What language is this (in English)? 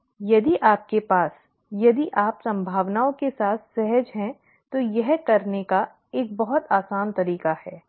Hindi